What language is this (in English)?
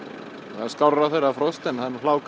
Icelandic